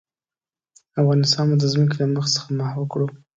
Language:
Pashto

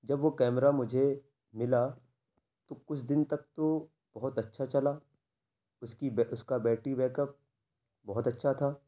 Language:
Urdu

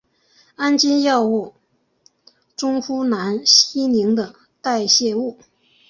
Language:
Chinese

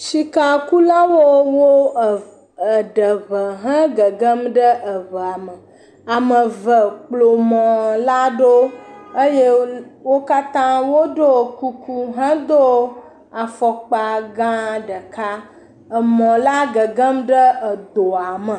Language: Ewe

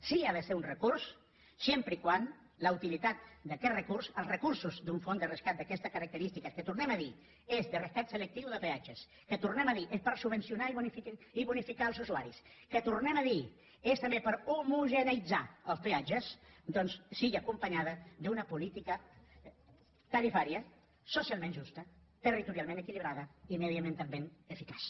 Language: Catalan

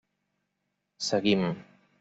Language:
Catalan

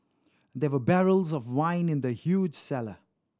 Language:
English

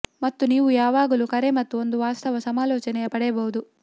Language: Kannada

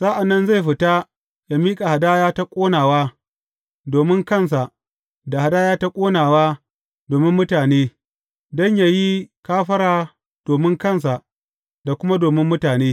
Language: Hausa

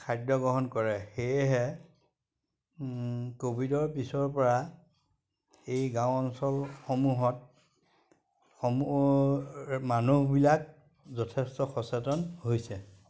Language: Assamese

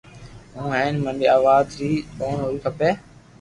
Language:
Loarki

